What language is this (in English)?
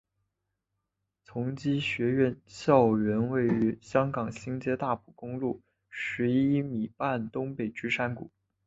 Chinese